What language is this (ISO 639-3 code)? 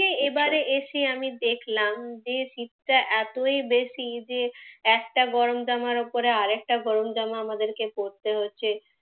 ben